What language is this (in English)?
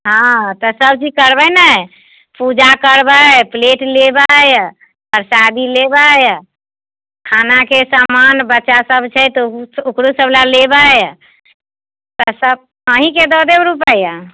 Maithili